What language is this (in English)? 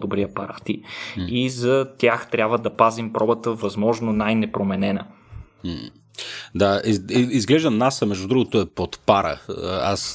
Bulgarian